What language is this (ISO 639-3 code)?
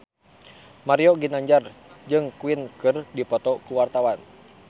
sun